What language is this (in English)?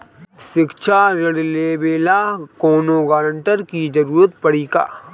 Bhojpuri